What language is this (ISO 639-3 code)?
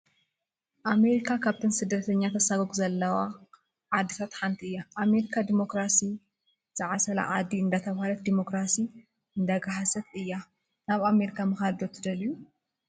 tir